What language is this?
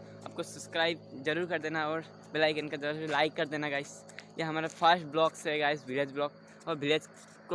Hindi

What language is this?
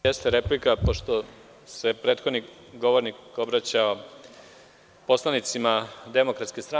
Serbian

